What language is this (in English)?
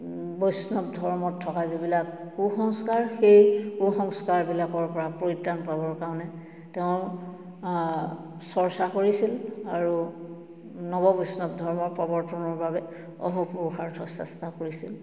Assamese